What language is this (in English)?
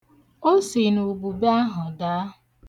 Igbo